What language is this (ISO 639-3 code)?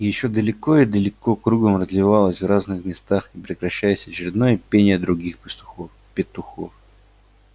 rus